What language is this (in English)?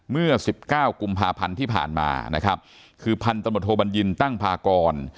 Thai